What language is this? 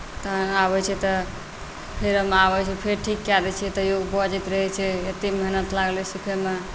Maithili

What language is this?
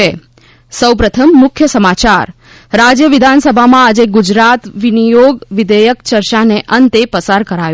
Gujarati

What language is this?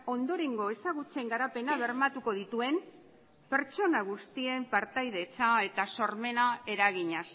Basque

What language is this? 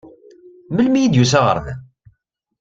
Kabyle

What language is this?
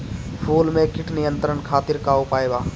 Bhojpuri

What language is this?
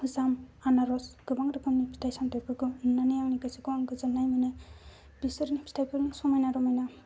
Bodo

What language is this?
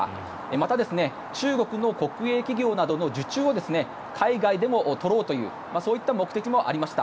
Japanese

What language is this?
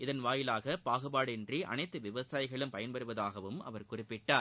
Tamil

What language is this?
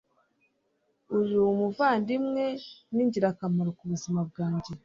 Kinyarwanda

